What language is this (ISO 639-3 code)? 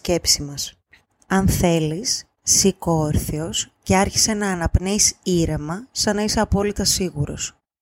ell